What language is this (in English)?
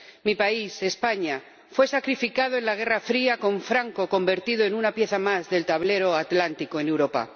Spanish